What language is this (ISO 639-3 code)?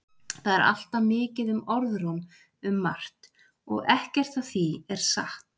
isl